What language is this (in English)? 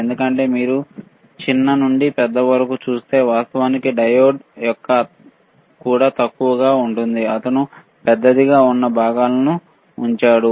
Telugu